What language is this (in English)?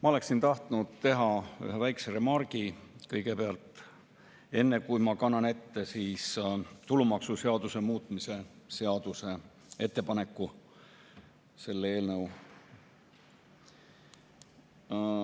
Estonian